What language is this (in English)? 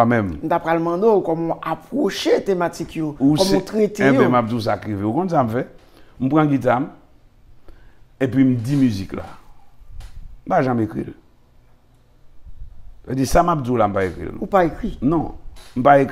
French